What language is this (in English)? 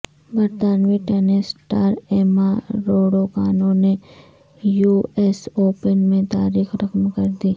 Urdu